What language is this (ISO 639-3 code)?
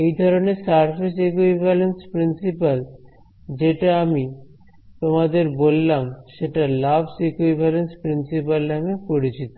ben